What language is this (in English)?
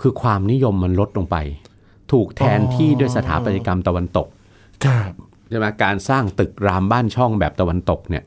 Thai